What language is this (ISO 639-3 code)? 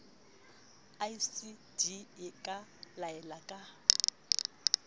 sot